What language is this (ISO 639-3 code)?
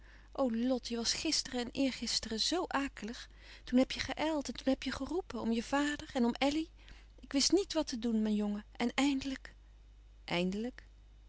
nld